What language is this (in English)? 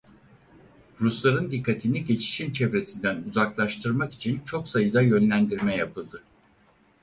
Turkish